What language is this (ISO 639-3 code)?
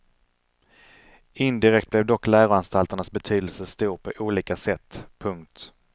swe